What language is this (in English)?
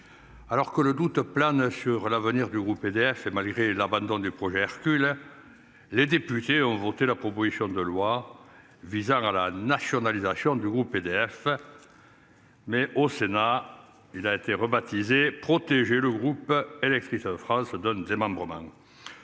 French